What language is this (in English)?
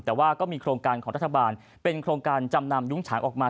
Thai